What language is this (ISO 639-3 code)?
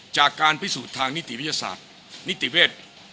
tha